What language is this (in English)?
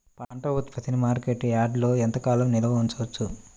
Telugu